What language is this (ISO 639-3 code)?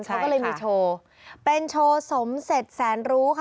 tha